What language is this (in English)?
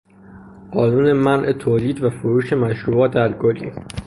Persian